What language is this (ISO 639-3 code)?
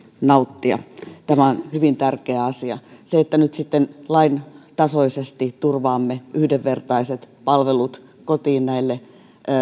fin